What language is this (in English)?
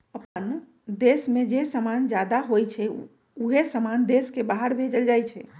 Magahi